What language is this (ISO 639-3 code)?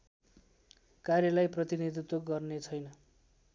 nep